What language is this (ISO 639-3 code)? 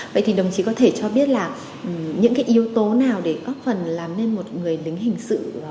vie